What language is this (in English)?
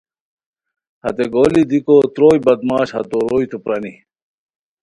Khowar